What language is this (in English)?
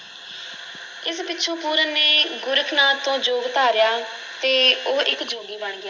Punjabi